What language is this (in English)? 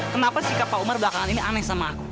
Indonesian